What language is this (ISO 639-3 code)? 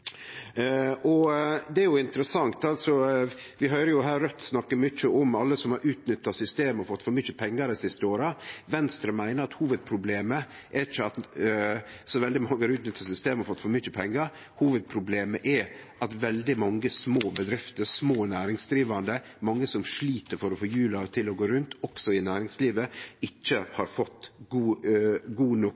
nno